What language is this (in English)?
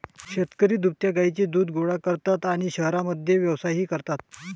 Marathi